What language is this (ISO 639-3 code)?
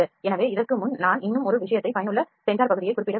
tam